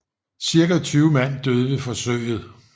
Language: Danish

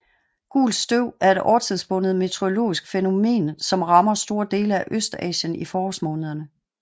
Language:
Danish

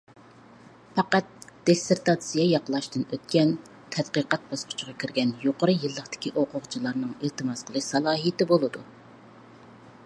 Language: Uyghur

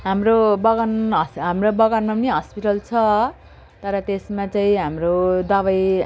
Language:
Nepali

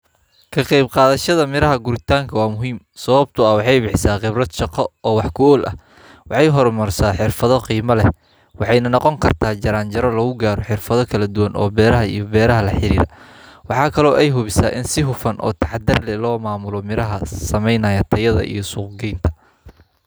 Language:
Somali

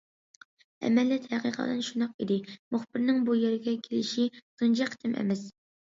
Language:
Uyghur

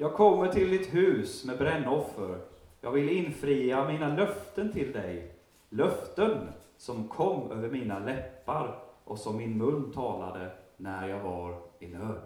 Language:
Swedish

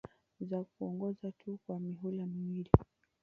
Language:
Swahili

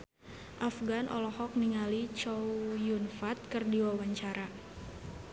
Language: Sundanese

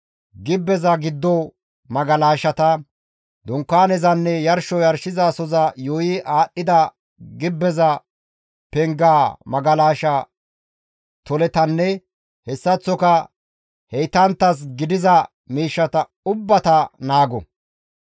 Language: Gamo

